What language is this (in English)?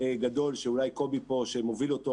Hebrew